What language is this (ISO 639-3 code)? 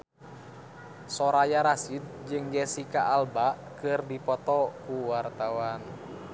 sun